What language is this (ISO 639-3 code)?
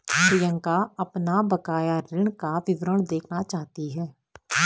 hin